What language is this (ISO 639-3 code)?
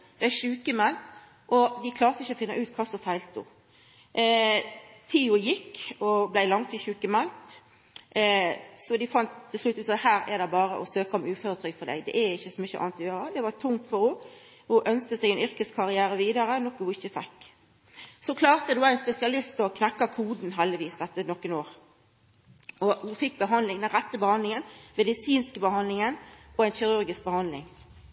nno